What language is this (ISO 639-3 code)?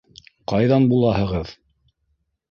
bak